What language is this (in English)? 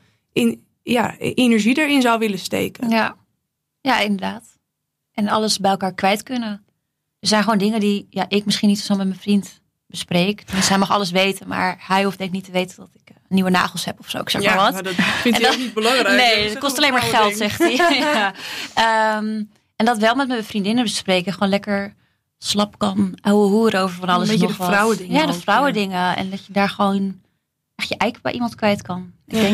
Dutch